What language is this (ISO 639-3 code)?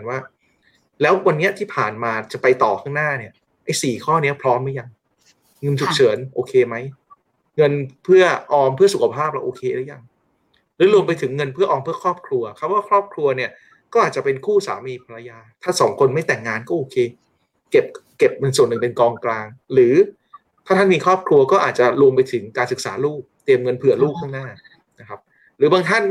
tha